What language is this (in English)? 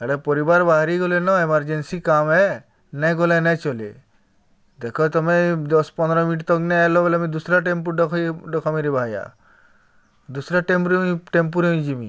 Odia